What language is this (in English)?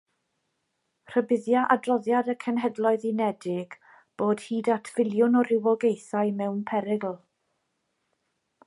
Welsh